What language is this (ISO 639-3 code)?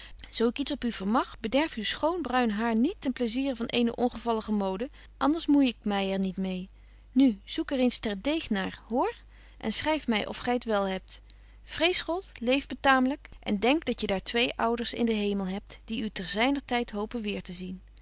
nld